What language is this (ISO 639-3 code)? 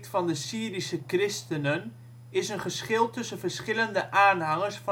nld